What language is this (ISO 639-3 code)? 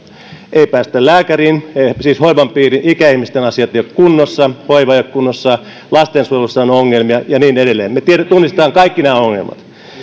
fin